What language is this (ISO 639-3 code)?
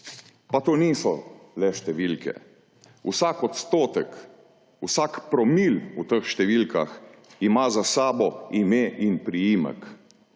slv